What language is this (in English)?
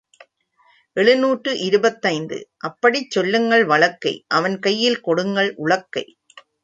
Tamil